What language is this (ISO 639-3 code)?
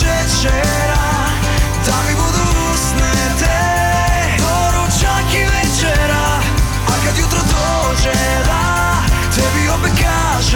hrv